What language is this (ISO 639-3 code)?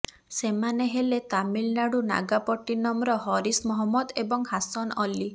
ori